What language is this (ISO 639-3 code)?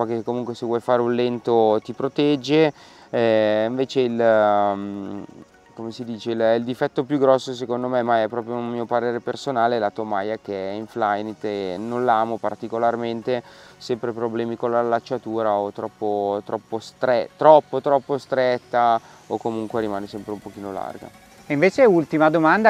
ita